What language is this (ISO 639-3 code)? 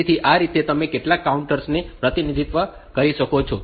guj